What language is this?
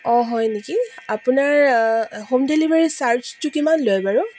Assamese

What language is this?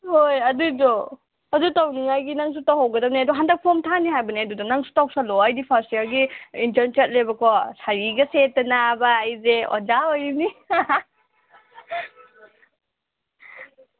Manipuri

